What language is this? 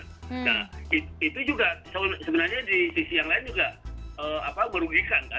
Indonesian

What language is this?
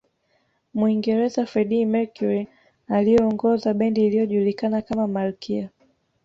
Swahili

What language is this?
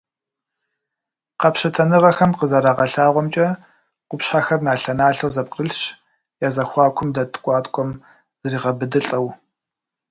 Kabardian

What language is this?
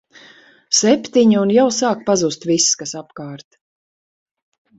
Latvian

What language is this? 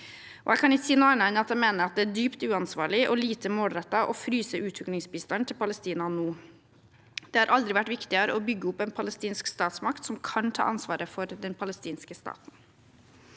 Norwegian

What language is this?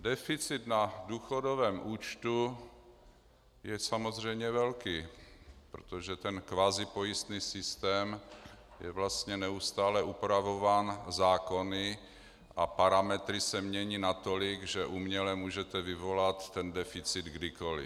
Czech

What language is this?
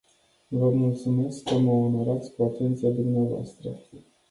Romanian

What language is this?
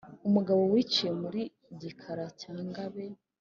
Kinyarwanda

